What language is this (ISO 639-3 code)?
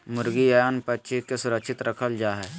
mag